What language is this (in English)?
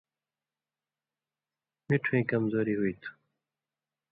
Indus Kohistani